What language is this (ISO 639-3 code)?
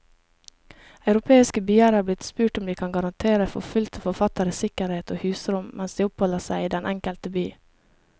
nor